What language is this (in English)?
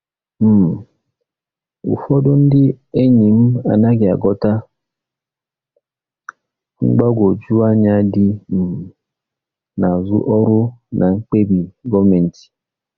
Igbo